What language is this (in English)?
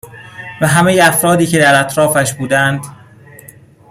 Persian